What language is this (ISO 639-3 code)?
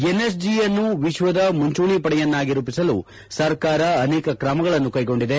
kan